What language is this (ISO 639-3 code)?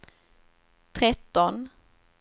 swe